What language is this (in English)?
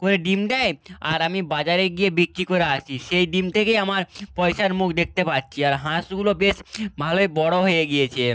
Bangla